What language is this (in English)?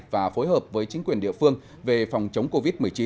Vietnamese